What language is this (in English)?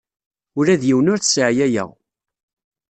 Kabyle